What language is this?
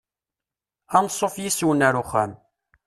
Kabyle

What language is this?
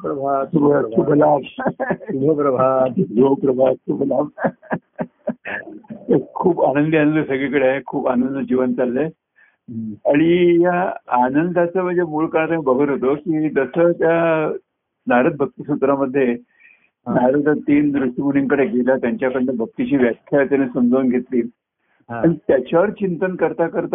Marathi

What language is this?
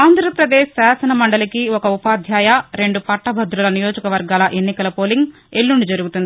Telugu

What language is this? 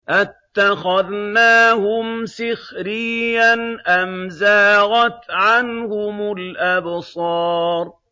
Arabic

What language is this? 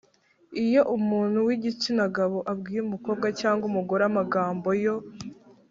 Kinyarwanda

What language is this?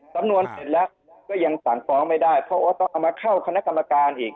Thai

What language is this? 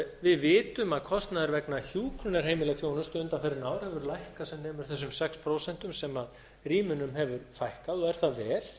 Icelandic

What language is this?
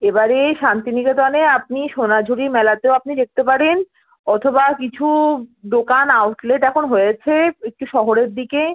Bangla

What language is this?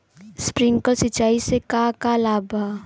Bhojpuri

